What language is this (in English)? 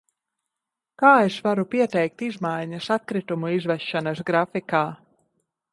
Latvian